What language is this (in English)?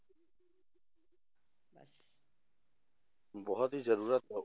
Punjabi